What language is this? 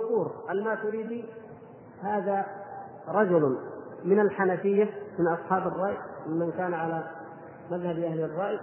Arabic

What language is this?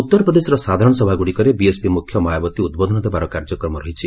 Odia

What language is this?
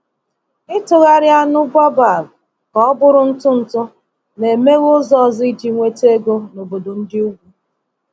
Igbo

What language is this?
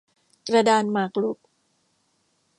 Thai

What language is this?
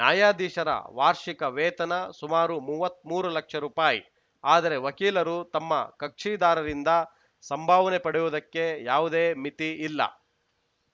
Kannada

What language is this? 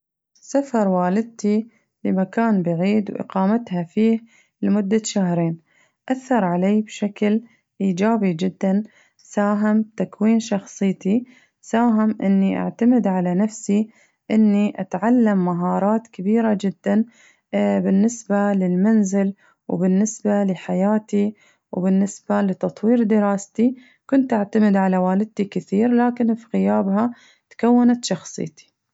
Najdi Arabic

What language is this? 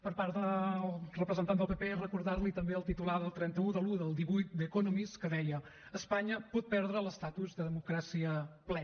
Catalan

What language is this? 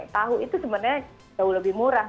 Indonesian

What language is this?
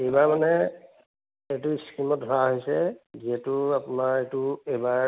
Assamese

